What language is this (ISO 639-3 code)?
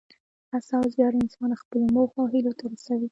pus